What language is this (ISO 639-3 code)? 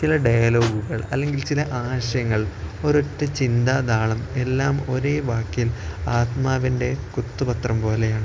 mal